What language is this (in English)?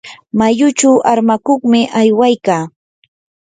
Yanahuanca Pasco Quechua